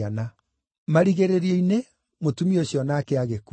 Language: Kikuyu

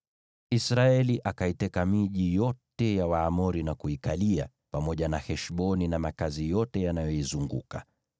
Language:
Swahili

